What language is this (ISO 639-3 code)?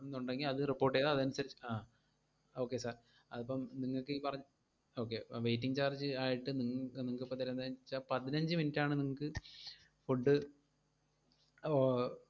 mal